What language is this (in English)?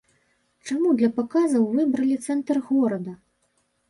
Belarusian